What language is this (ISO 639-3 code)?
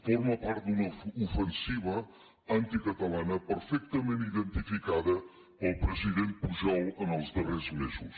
cat